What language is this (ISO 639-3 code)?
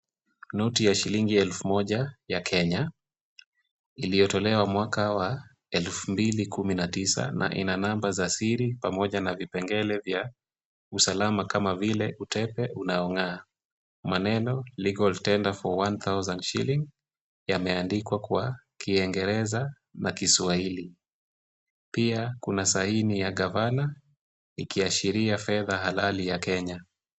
swa